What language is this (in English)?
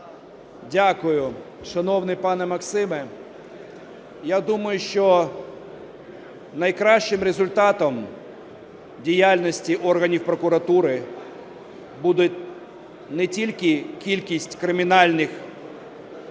Ukrainian